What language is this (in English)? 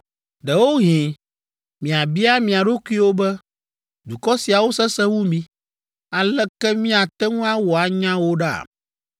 Ewe